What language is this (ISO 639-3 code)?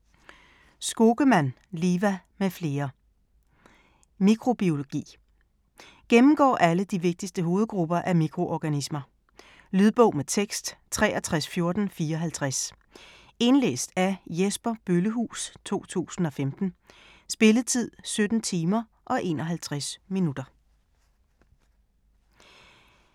dan